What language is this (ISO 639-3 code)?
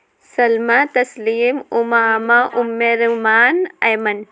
urd